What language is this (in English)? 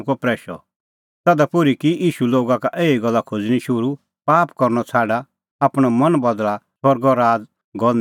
Kullu Pahari